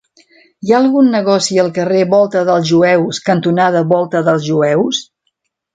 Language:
Catalan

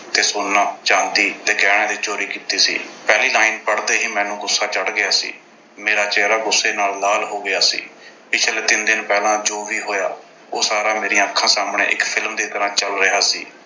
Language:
Punjabi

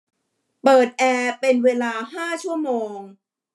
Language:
Thai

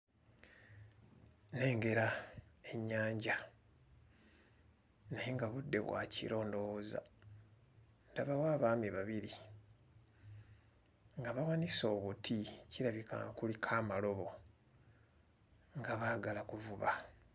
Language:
Ganda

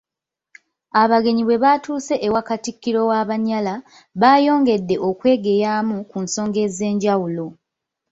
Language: Ganda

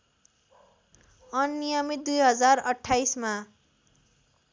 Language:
Nepali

